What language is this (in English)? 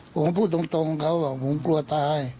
Thai